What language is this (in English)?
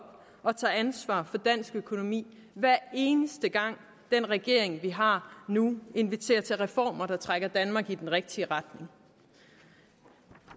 Danish